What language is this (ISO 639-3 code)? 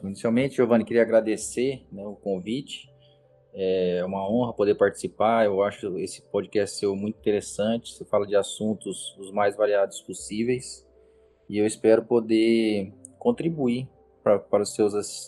por